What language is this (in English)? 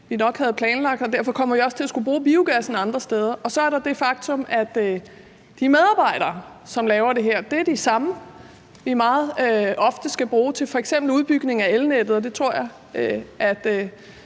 Danish